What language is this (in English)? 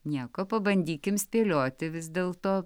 Lithuanian